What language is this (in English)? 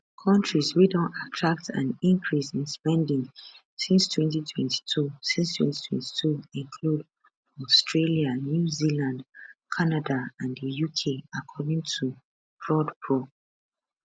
Nigerian Pidgin